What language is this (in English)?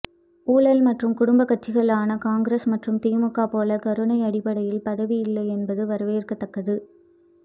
Tamil